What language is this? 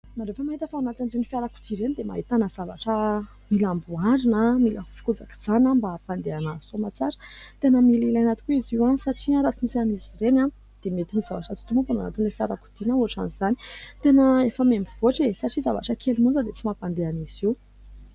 Malagasy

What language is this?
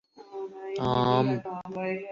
Urdu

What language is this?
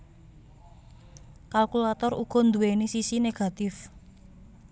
Javanese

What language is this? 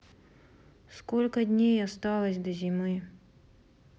Russian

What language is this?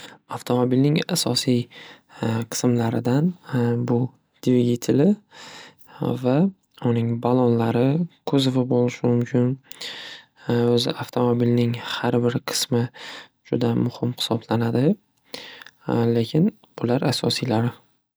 Uzbek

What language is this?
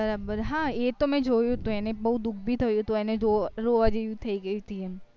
Gujarati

